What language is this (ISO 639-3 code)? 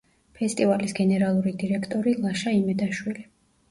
kat